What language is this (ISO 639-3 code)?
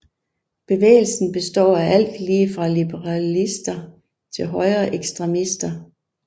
dan